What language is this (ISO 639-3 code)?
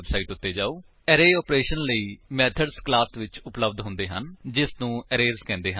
pan